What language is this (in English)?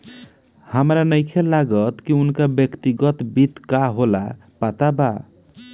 Bhojpuri